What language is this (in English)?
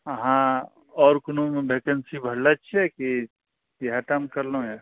Maithili